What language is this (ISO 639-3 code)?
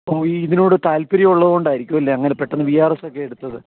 mal